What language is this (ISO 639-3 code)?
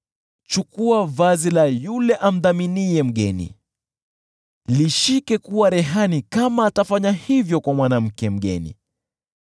swa